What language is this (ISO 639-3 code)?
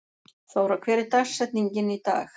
isl